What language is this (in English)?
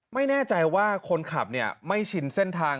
Thai